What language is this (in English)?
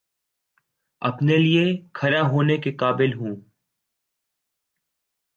Urdu